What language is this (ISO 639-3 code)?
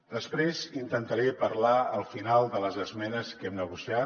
cat